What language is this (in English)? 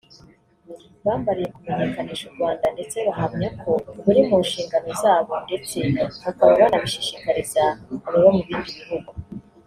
Kinyarwanda